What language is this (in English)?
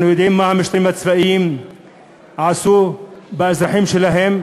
Hebrew